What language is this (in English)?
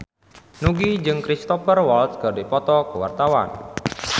Sundanese